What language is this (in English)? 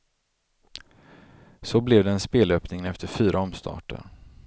Swedish